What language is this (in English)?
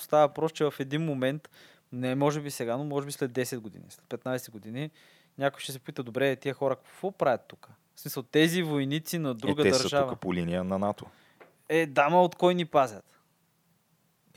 Bulgarian